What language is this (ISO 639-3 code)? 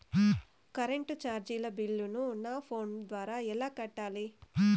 tel